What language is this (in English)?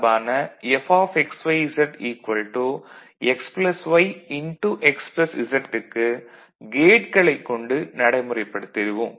Tamil